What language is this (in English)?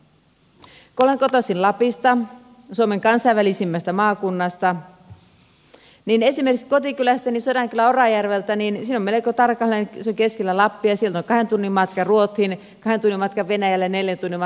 Finnish